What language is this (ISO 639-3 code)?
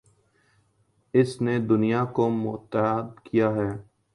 urd